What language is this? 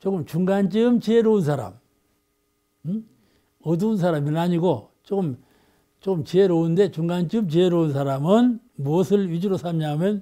Korean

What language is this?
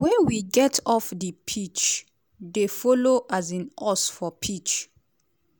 Nigerian Pidgin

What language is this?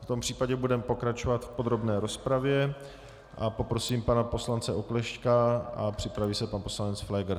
Czech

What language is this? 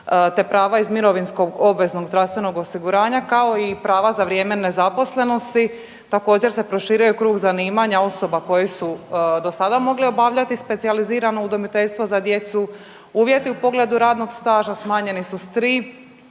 Croatian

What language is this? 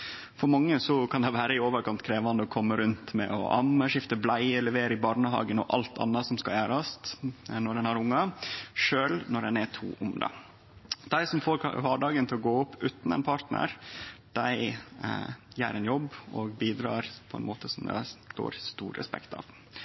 Norwegian Nynorsk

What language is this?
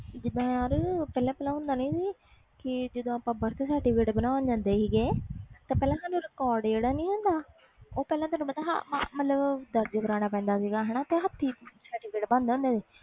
Punjabi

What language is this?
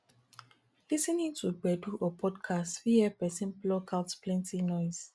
Nigerian Pidgin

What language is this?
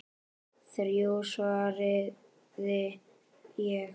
Icelandic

